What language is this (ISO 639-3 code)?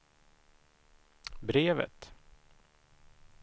swe